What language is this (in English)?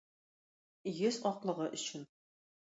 Tatar